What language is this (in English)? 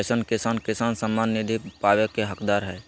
Magahi